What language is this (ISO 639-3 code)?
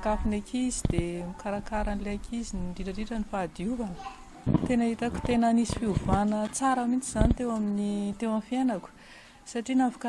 fra